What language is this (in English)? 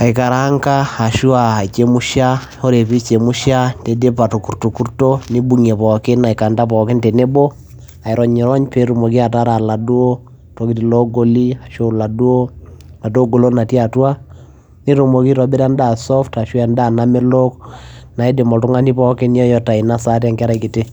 Masai